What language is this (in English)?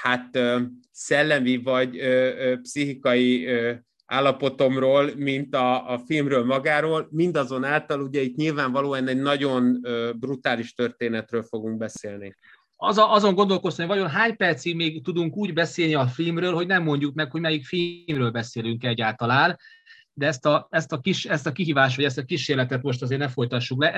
Hungarian